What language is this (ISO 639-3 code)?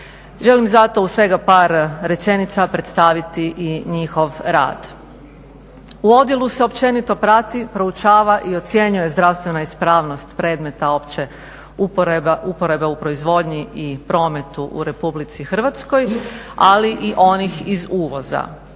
hrv